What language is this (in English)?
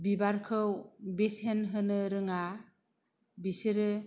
Bodo